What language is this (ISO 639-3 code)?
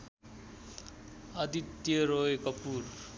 nep